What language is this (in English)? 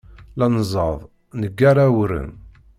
Kabyle